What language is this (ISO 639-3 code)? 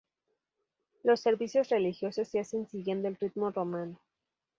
spa